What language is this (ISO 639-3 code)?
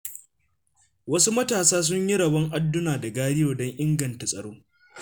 hau